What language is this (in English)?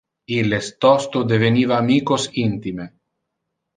Interlingua